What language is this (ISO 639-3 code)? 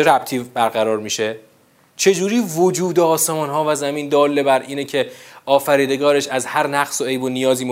fas